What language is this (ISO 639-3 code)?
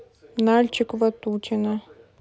rus